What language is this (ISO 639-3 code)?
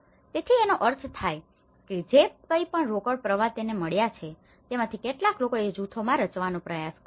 guj